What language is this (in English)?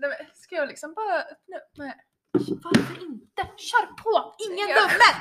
Swedish